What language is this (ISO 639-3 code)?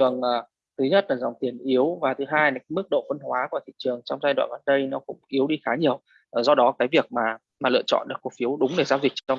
vie